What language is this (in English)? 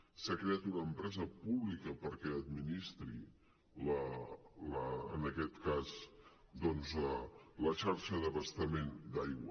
Catalan